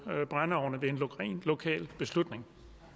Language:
Danish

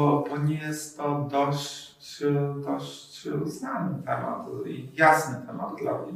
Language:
Polish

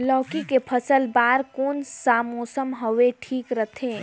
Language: Chhattisgarhi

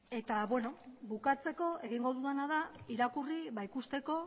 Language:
Basque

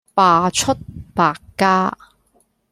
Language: Cantonese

